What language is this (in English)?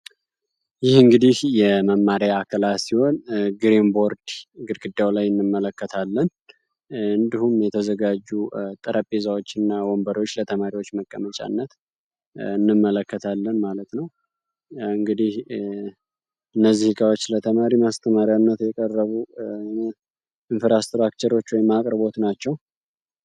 Amharic